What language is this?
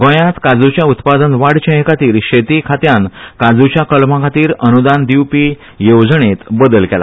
Konkani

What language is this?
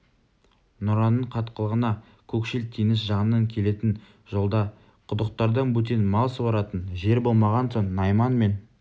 Kazakh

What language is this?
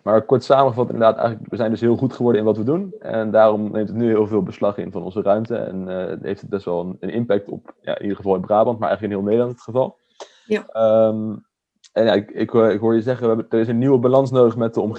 Dutch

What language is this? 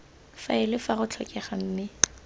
Tswana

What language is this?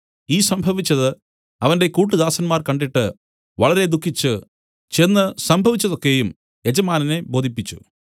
Malayalam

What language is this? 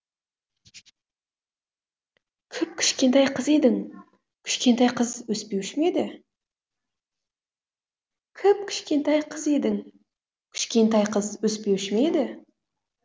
Kazakh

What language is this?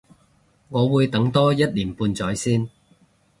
Cantonese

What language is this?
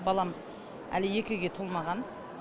Kazakh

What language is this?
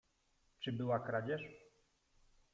Polish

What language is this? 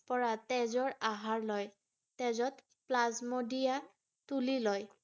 Assamese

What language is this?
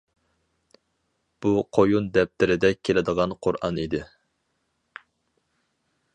Uyghur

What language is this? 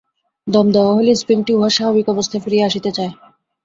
Bangla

